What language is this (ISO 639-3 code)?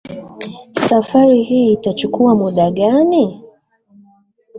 swa